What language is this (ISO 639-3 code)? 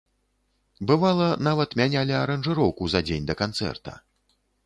bel